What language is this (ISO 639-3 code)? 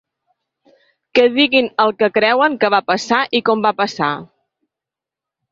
cat